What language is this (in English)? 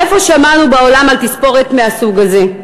Hebrew